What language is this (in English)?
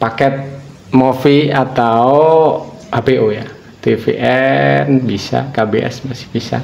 Indonesian